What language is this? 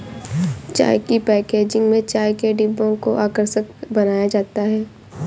Hindi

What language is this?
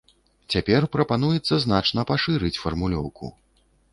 Belarusian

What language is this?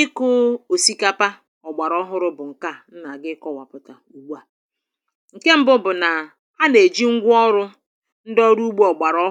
Igbo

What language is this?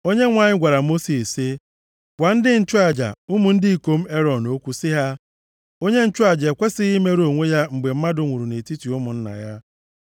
Igbo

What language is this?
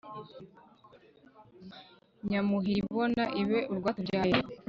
Kinyarwanda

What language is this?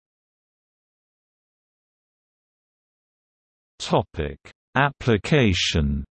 English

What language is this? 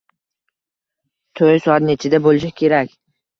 Uzbek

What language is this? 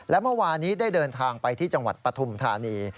Thai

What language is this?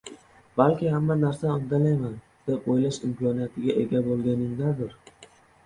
Uzbek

